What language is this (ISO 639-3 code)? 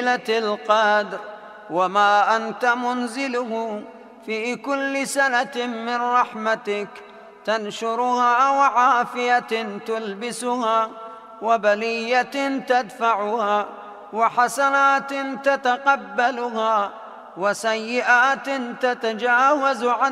ara